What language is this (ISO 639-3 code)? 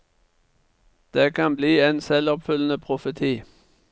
nor